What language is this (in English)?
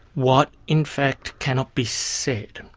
English